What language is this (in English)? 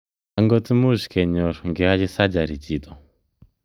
Kalenjin